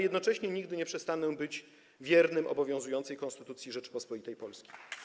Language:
Polish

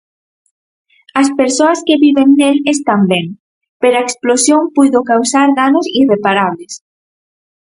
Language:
Galician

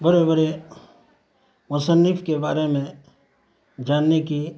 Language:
Urdu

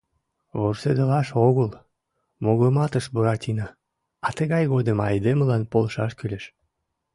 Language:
Mari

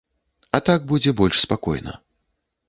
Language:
Belarusian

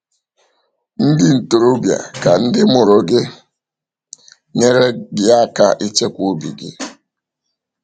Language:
Igbo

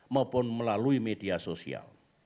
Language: Indonesian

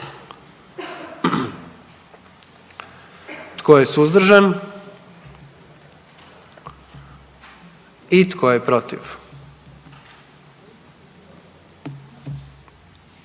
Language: Croatian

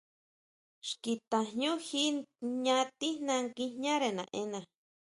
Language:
Huautla Mazatec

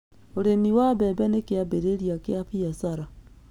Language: Kikuyu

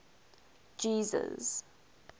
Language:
English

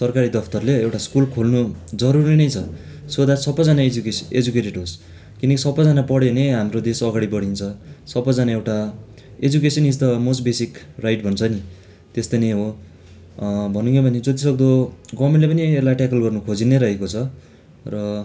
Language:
Nepali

